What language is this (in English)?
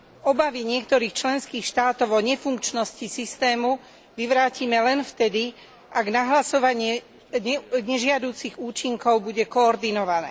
Slovak